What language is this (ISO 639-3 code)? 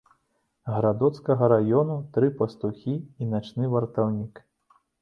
bel